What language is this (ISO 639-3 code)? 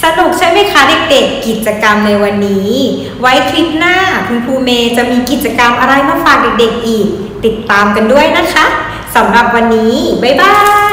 tha